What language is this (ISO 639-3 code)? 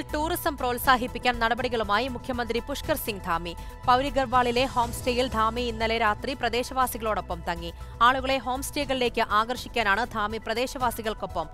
hin